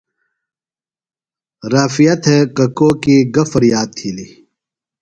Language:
Phalura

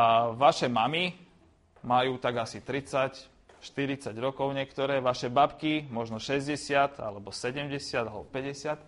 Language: Slovak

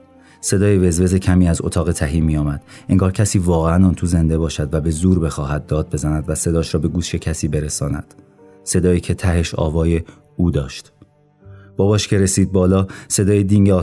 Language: Persian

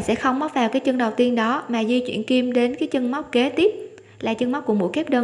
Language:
Vietnamese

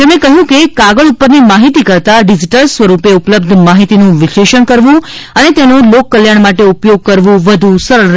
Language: Gujarati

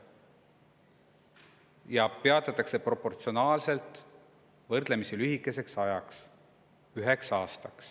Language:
Estonian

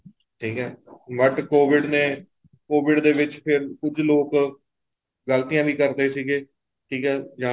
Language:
Punjabi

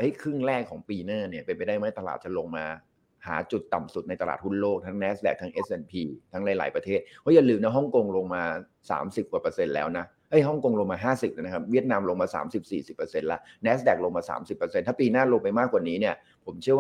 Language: Thai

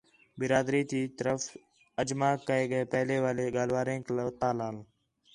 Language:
Khetrani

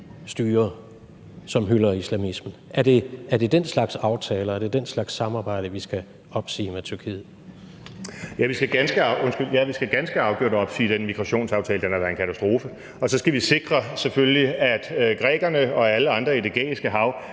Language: Danish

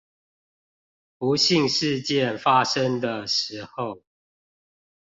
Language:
Chinese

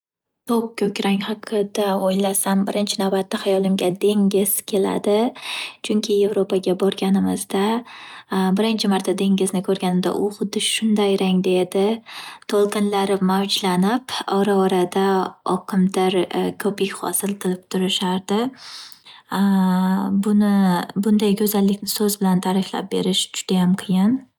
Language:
Uzbek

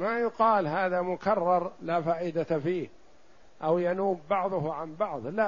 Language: Arabic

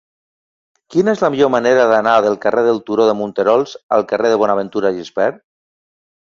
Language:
Catalan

